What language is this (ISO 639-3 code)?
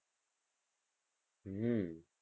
guj